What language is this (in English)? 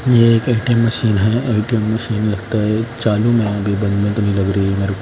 Hindi